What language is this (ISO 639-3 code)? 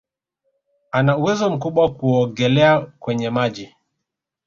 swa